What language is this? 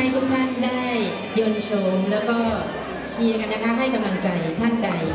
Thai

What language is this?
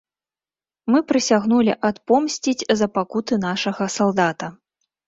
Belarusian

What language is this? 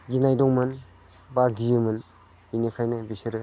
Bodo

